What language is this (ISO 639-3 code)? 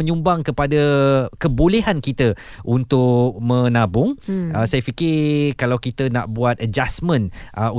msa